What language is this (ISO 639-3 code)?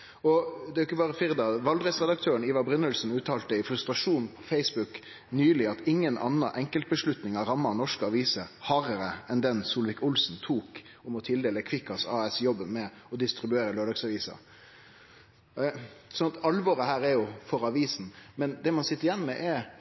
nno